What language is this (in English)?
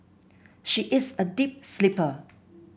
English